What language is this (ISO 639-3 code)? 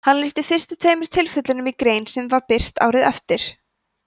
isl